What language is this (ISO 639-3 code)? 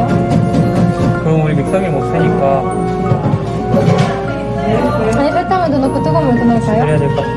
kor